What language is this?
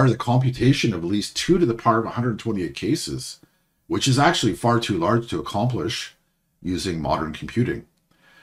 English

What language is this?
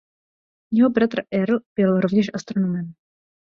Czech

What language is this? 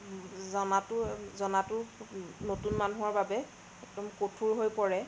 Assamese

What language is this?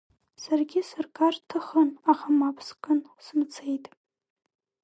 Abkhazian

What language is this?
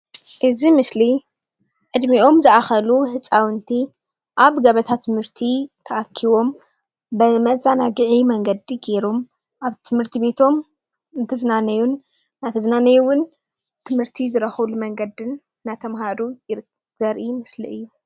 Tigrinya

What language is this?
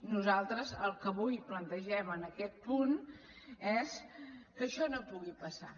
Catalan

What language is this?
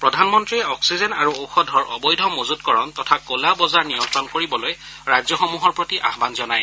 Assamese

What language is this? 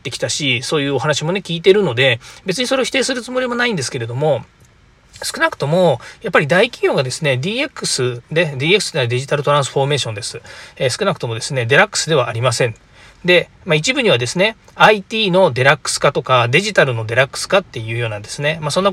Japanese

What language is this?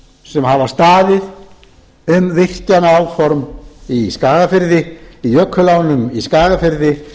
Icelandic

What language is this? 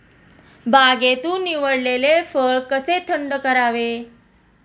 Marathi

